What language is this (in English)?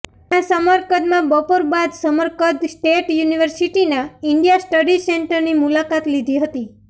Gujarati